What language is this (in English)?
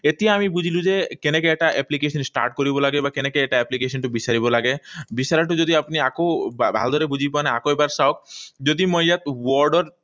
Assamese